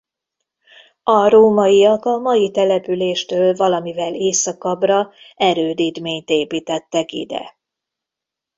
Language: Hungarian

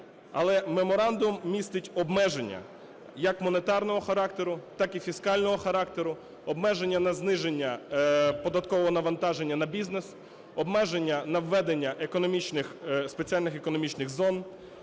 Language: Ukrainian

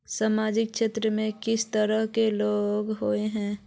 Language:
Magahi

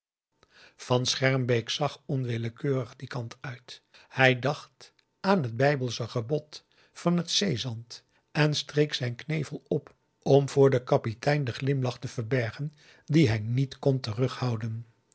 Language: Dutch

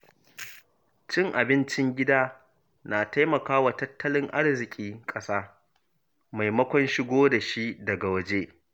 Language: Hausa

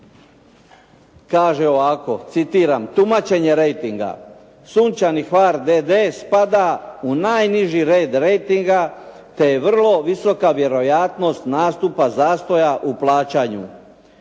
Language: Croatian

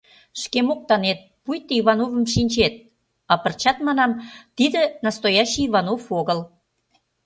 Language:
Mari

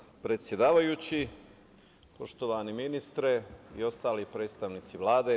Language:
Serbian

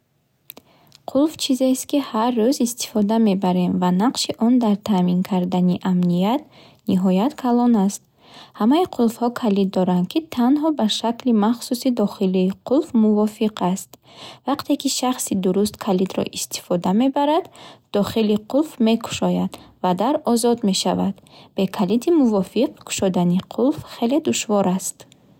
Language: Bukharic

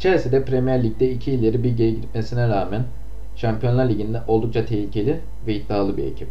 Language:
Turkish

